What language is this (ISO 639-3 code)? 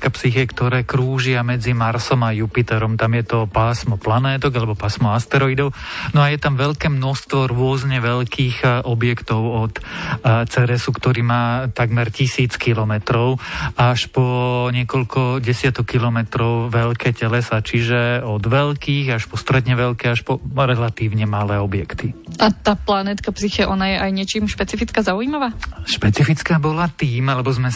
slk